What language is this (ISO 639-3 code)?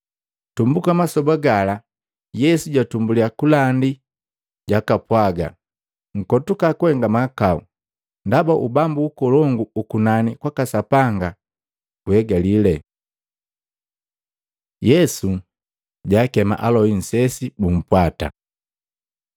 mgv